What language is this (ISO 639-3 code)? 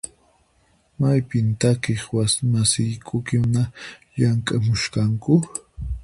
qxp